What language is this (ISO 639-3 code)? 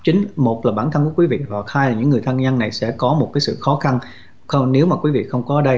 vie